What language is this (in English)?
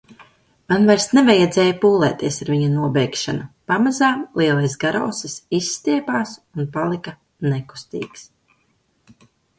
Latvian